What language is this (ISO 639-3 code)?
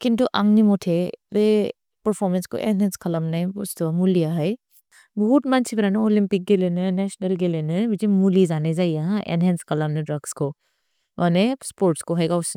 brx